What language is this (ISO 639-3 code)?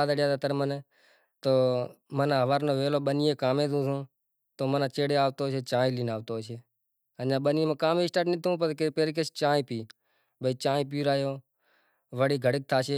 gjk